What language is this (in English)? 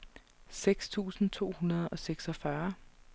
Danish